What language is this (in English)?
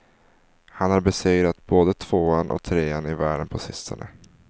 Swedish